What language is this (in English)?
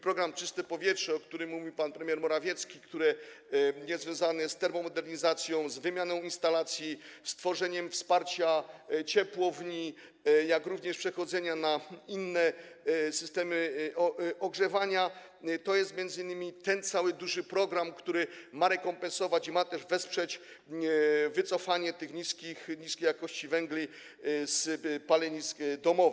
Polish